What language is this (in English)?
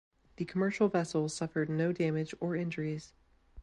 English